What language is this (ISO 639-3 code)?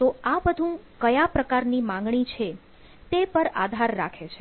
guj